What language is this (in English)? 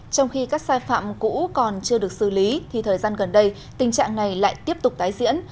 Vietnamese